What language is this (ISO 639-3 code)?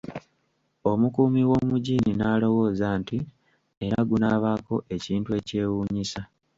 lug